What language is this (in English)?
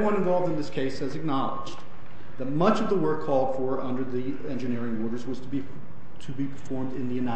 English